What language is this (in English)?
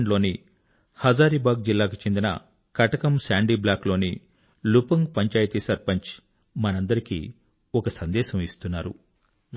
Telugu